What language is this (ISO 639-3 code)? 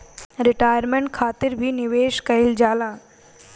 bho